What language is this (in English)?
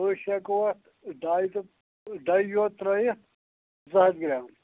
Kashmiri